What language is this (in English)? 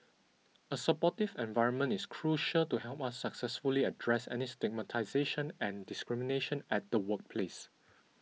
English